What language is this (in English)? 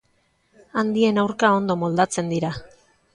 Basque